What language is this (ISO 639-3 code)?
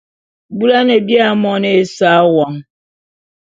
bum